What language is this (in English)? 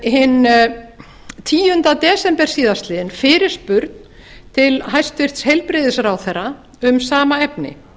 Icelandic